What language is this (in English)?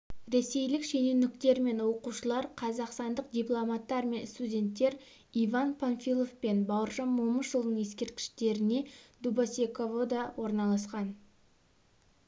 Kazakh